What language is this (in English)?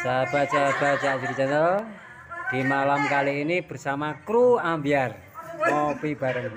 Indonesian